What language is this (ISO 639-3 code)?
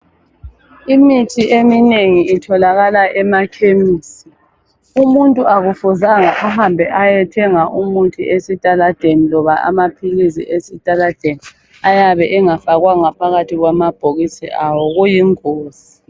nde